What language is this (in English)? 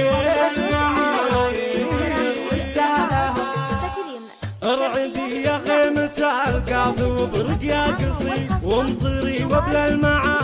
Arabic